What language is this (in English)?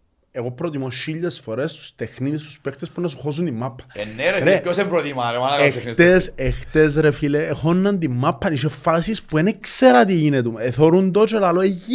Greek